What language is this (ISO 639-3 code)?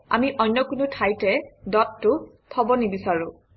asm